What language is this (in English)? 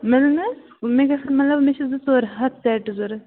Kashmiri